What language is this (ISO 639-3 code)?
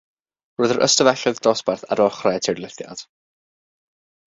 cym